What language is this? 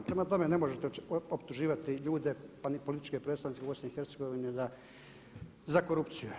Croatian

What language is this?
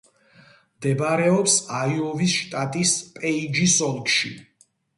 Georgian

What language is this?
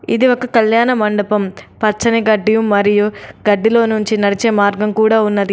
Telugu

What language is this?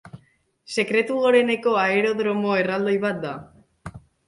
Basque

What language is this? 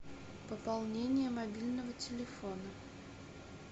Russian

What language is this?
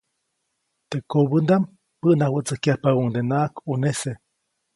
Copainalá Zoque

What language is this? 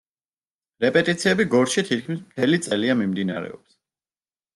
Georgian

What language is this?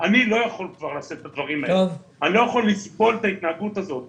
Hebrew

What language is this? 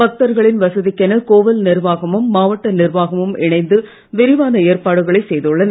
Tamil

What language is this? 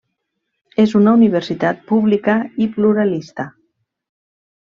Catalan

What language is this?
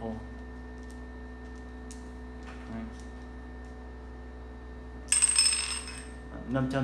Vietnamese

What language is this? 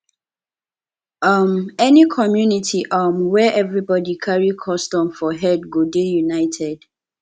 Nigerian Pidgin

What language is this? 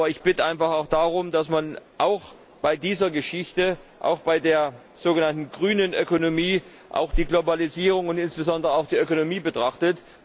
German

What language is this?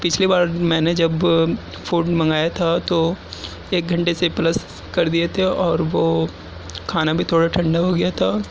Urdu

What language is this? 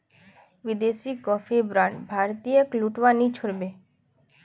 Magahi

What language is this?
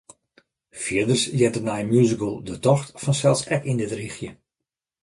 Western Frisian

